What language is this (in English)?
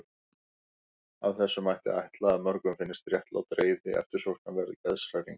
Icelandic